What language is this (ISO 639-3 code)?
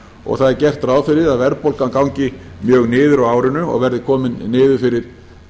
isl